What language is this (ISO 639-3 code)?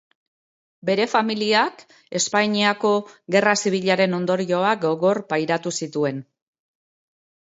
eus